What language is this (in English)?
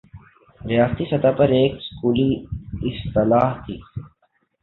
Urdu